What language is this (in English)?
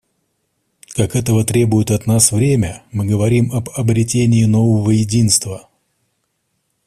Russian